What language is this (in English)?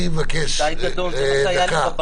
Hebrew